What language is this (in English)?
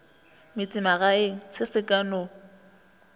Northern Sotho